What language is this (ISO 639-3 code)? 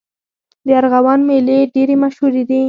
pus